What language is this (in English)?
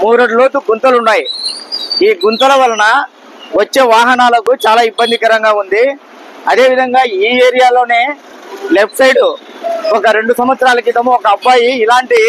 Telugu